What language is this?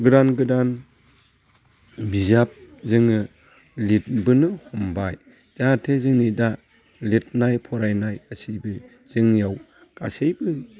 Bodo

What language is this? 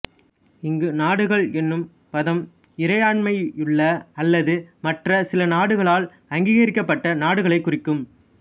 Tamil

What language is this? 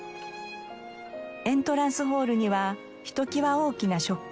Japanese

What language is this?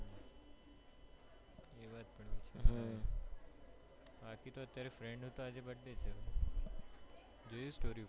Gujarati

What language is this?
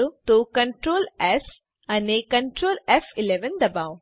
Gujarati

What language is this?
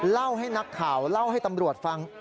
Thai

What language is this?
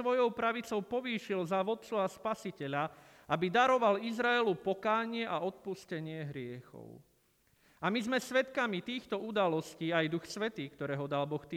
Slovak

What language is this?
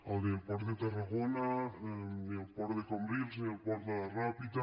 Catalan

